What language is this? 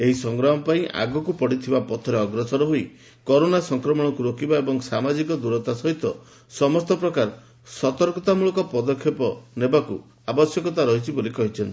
Odia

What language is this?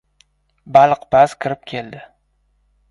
Uzbek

